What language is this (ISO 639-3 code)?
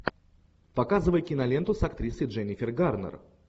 rus